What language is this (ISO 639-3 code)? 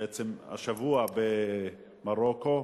heb